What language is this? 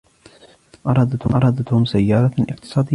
Arabic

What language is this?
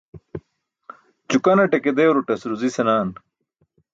Burushaski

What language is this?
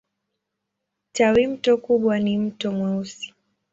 Swahili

